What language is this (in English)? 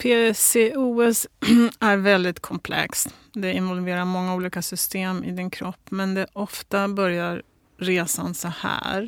Swedish